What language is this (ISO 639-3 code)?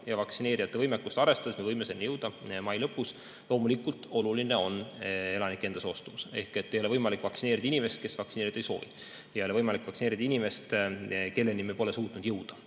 est